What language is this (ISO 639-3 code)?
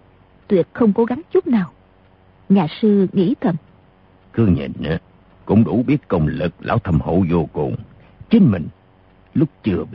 vie